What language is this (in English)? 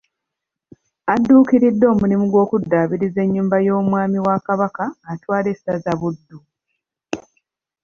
Ganda